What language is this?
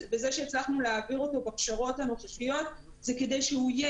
Hebrew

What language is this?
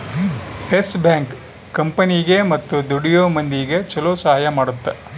Kannada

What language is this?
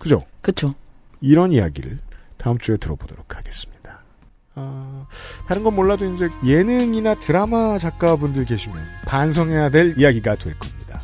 Korean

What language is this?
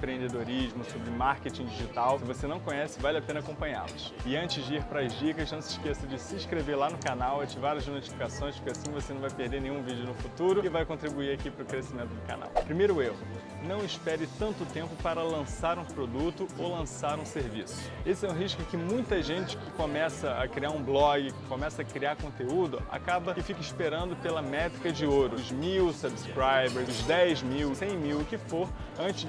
Portuguese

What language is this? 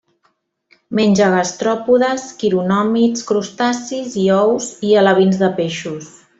Catalan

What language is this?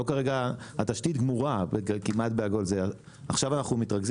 Hebrew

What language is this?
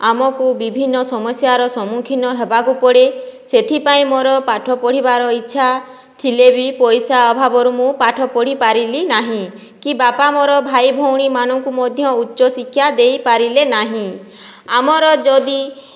Odia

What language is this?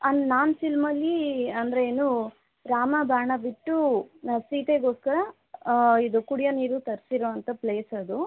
Kannada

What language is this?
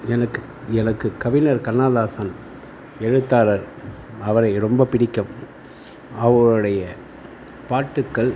Tamil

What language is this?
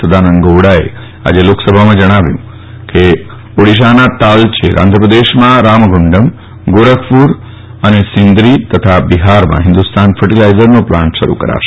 Gujarati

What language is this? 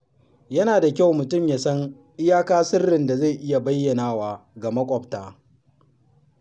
Hausa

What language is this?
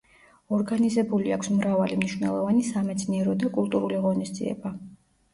Georgian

